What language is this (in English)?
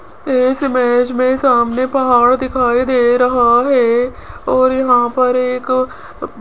Hindi